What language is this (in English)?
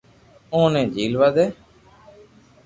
Loarki